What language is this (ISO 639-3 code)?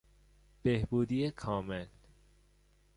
fas